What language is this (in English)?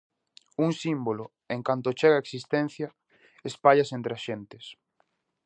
Galician